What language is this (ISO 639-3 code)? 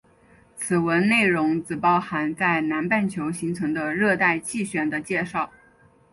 zho